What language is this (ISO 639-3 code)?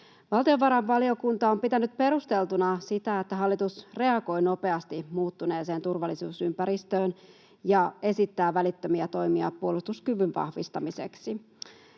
fin